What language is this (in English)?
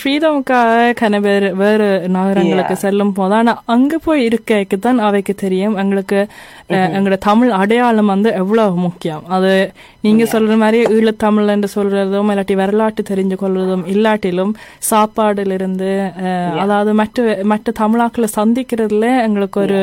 Tamil